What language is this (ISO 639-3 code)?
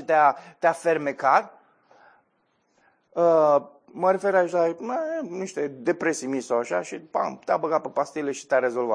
ron